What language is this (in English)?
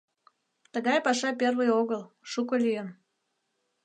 Mari